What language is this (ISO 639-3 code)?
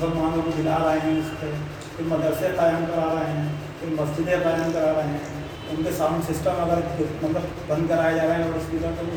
urd